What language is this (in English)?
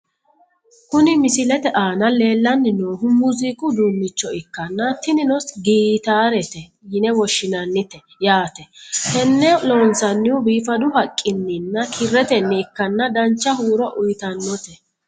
Sidamo